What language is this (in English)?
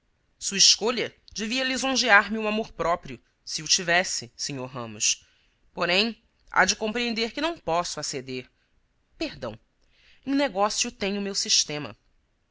Portuguese